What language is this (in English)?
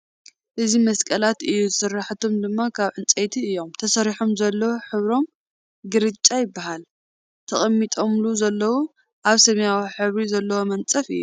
Tigrinya